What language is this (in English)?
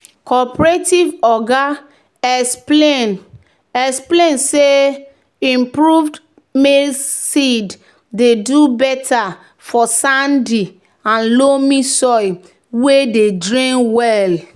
Nigerian Pidgin